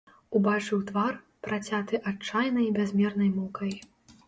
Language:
Belarusian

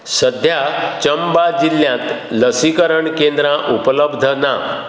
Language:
Konkani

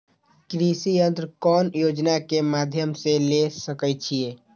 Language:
Magahi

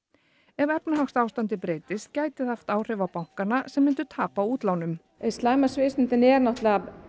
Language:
Icelandic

